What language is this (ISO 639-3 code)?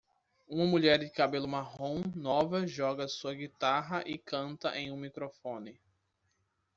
por